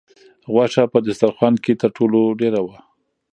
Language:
Pashto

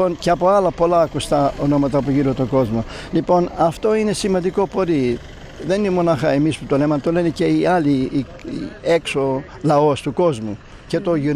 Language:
Greek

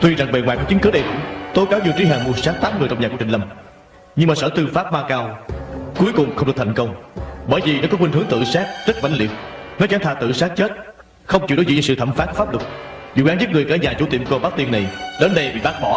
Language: Vietnamese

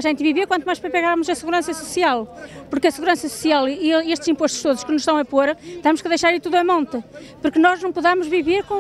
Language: Portuguese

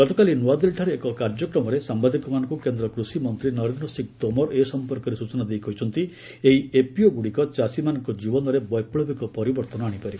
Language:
Odia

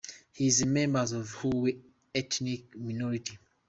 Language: English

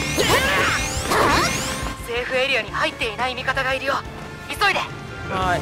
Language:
Japanese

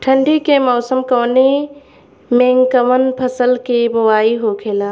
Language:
Bhojpuri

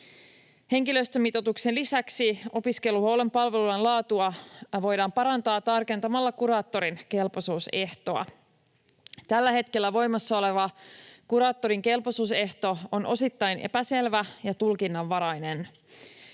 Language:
Finnish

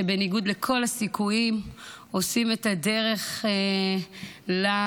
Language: Hebrew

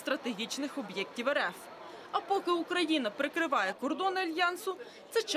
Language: Ukrainian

